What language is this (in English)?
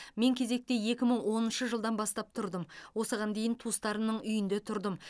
Kazakh